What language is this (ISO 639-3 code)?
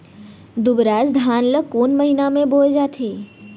hne